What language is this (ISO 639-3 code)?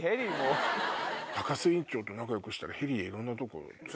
jpn